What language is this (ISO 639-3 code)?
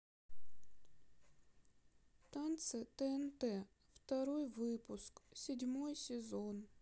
rus